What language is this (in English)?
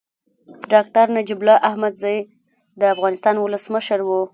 Pashto